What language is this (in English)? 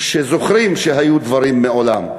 Hebrew